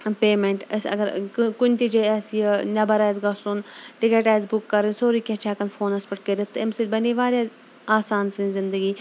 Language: Kashmiri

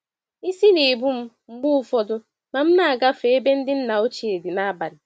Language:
Igbo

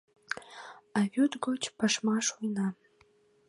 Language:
Mari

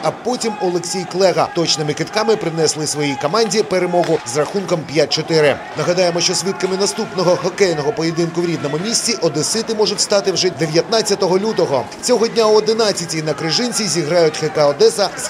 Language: Ukrainian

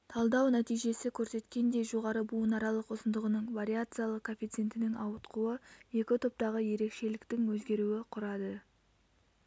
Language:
Kazakh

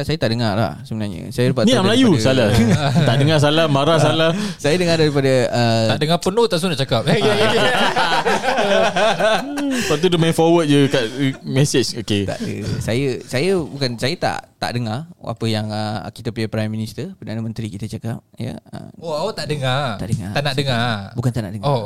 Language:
Malay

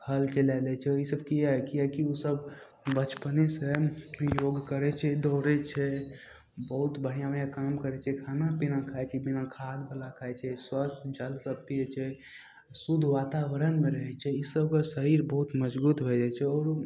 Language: Maithili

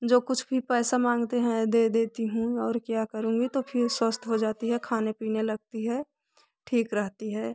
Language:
Hindi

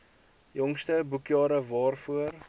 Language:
Afrikaans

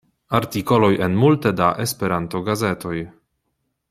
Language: Esperanto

